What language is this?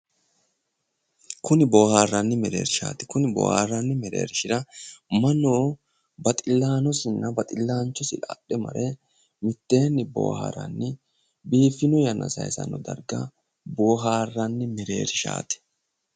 Sidamo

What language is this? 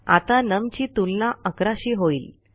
Marathi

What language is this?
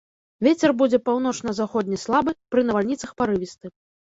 Belarusian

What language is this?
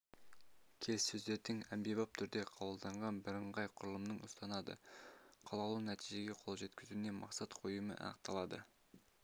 Kazakh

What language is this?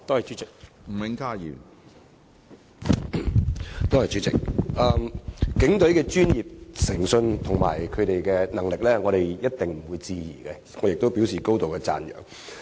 Cantonese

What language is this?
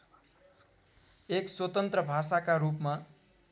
Nepali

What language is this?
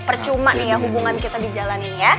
Indonesian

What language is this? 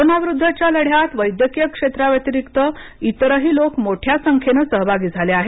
Marathi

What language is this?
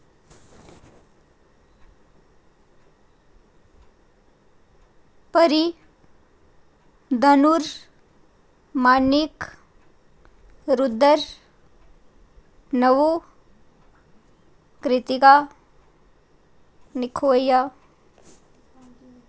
Dogri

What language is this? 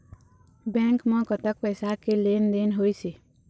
Chhattisgarhi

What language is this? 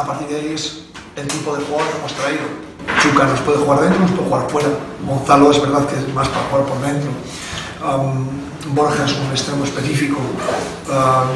Spanish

